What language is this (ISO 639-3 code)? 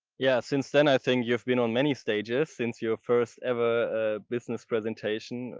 eng